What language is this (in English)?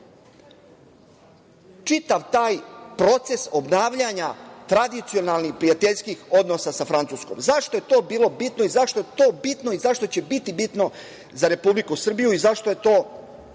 Serbian